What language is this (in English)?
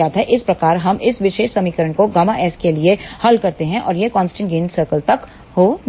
Hindi